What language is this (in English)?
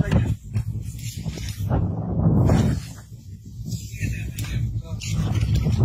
Spanish